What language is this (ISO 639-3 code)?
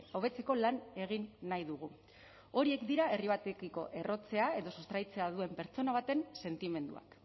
eus